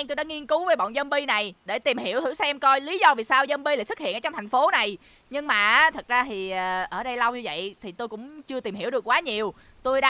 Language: Vietnamese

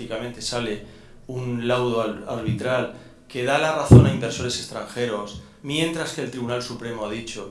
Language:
Spanish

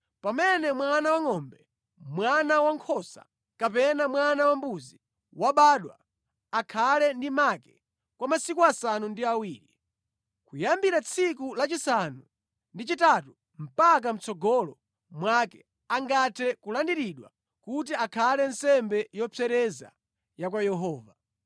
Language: Nyanja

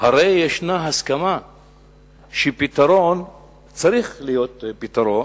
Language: Hebrew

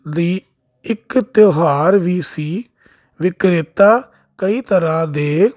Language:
Punjabi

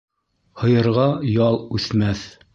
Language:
Bashkir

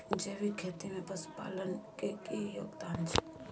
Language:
Maithili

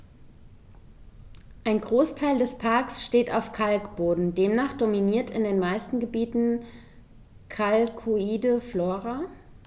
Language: German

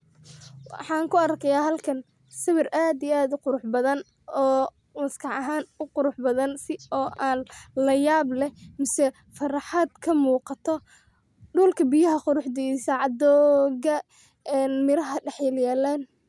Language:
Somali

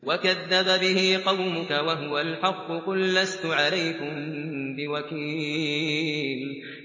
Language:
Arabic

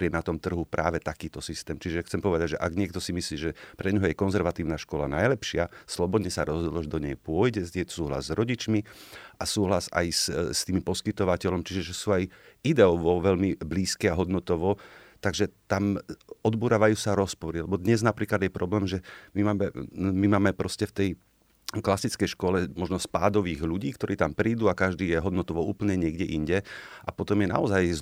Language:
Slovak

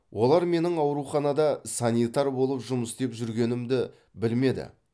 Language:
Kazakh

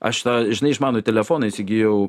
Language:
Lithuanian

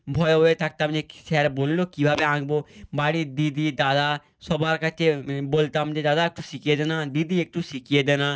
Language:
Bangla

